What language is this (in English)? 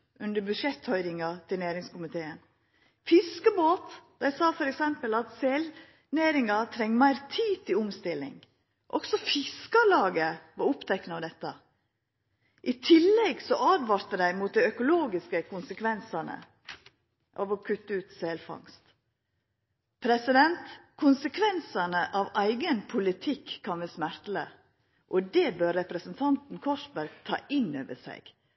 Norwegian Nynorsk